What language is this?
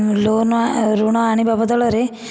Odia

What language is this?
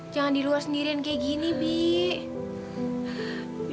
Indonesian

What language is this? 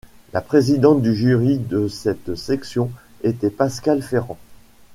French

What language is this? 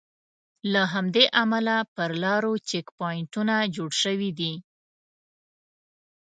Pashto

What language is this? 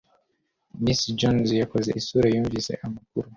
Kinyarwanda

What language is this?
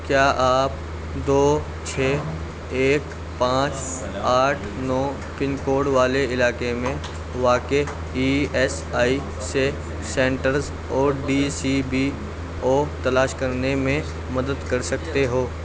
Urdu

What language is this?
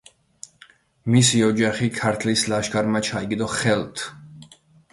Georgian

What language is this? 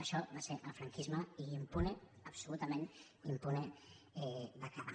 Catalan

